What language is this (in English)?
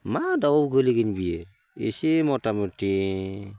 Bodo